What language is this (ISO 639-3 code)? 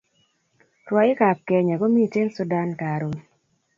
kln